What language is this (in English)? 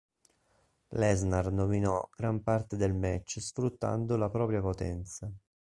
Italian